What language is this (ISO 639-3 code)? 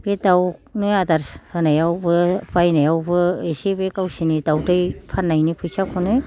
brx